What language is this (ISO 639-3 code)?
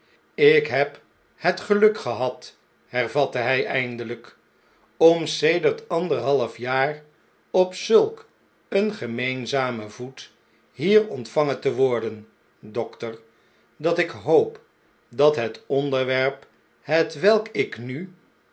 nld